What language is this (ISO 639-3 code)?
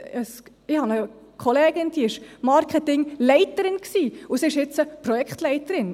gsw